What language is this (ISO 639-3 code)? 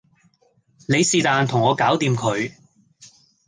yue